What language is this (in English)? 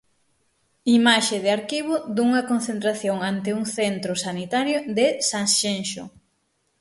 Galician